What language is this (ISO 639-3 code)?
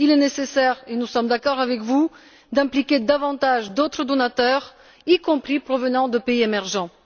fra